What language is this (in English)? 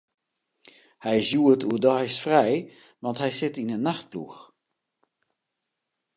Western Frisian